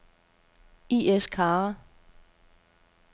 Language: Danish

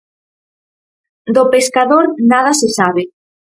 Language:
Galician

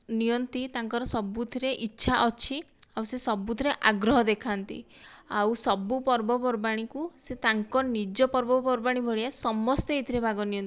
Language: Odia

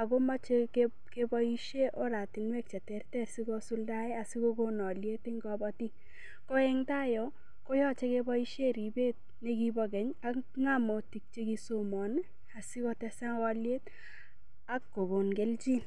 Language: Kalenjin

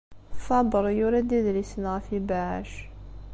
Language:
Kabyle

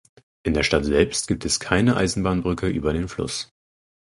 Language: German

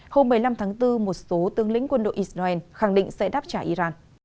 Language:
Vietnamese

